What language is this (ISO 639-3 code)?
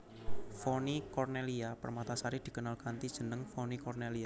jav